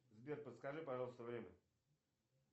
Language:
Russian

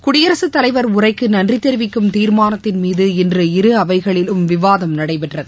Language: Tamil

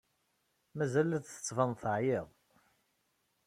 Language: Kabyle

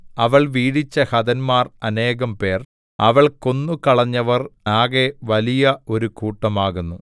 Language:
Malayalam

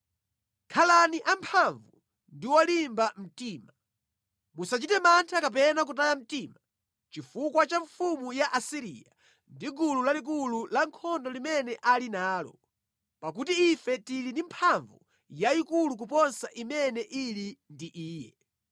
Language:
Nyanja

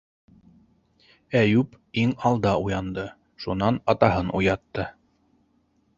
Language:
Bashkir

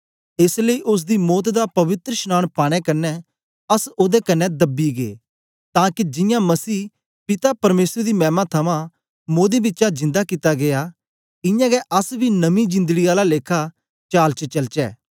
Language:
Dogri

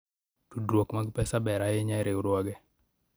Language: Luo (Kenya and Tanzania)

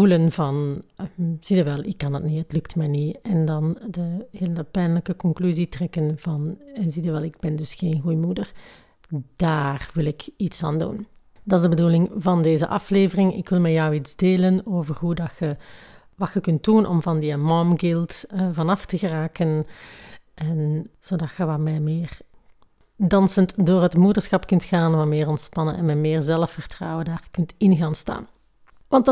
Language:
Dutch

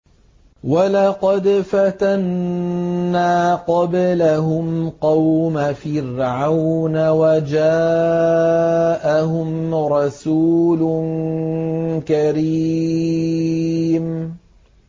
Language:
Arabic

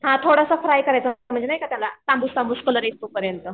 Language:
Marathi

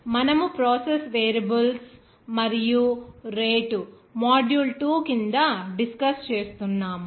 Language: Telugu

